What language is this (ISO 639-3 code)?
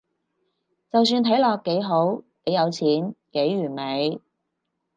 yue